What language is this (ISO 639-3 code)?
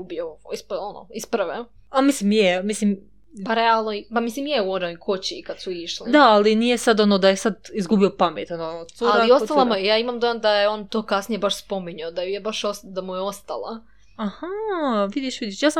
hrv